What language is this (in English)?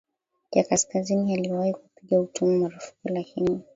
Swahili